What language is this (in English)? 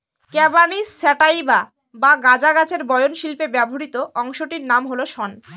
Bangla